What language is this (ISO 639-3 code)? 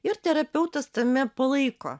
lit